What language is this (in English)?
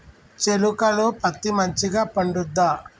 Telugu